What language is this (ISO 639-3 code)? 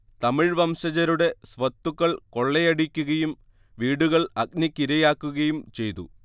mal